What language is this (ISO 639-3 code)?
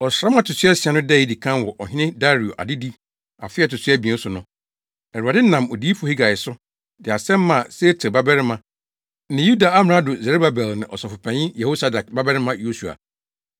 aka